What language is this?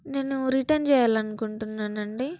Telugu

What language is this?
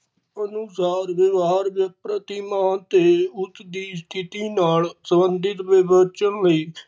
Punjabi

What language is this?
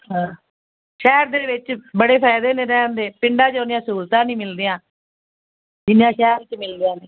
Punjabi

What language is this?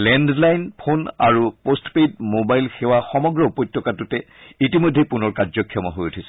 Assamese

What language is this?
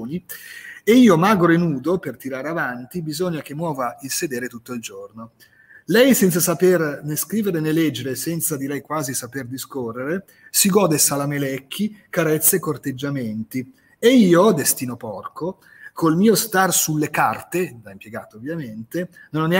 Italian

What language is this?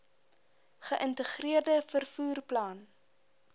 Afrikaans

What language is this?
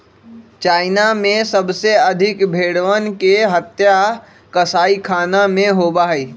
Magahi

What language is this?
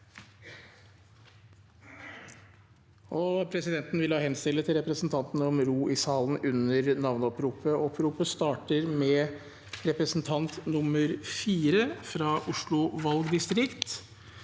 Norwegian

